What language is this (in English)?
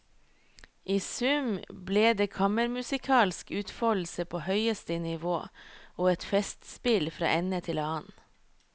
Norwegian